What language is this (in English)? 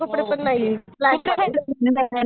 Marathi